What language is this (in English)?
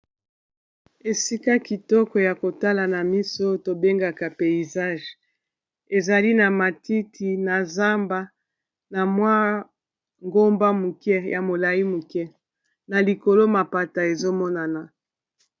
Lingala